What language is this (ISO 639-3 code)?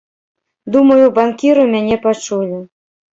bel